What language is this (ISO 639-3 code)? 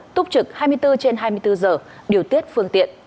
vie